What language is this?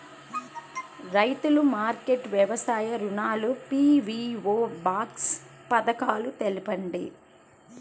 Telugu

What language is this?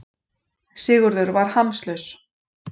Icelandic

